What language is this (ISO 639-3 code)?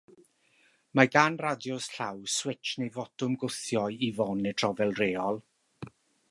cym